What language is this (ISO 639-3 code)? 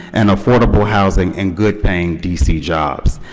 eng